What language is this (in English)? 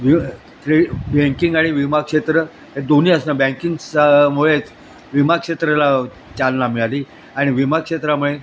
Marathi